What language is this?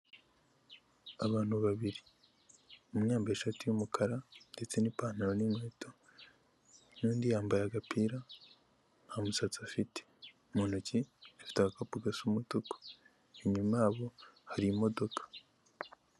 Kinyarwanda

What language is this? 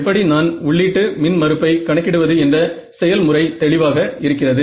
Tamil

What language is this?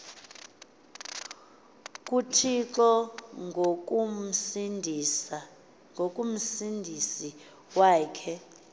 Xhosa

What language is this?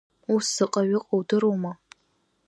Abkhazian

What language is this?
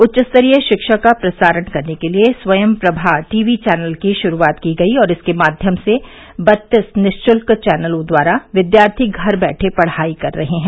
Hindi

